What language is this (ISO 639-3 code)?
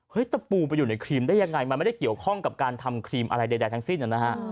tha